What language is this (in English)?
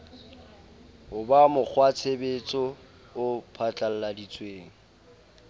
Southern Sotho